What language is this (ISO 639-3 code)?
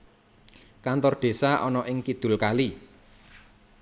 jav